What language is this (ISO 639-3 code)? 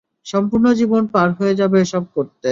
ben